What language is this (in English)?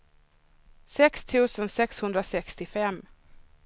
Swedish